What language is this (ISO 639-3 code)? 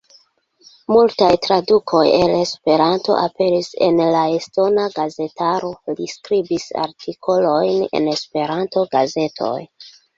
epo